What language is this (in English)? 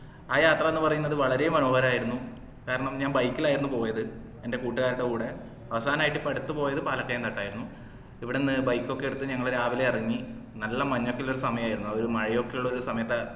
Malayalam